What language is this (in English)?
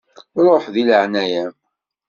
Kabyle